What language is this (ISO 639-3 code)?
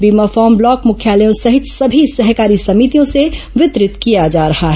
hin